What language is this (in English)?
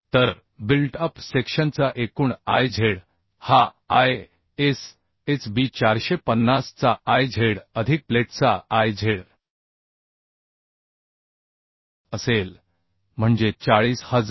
Marathi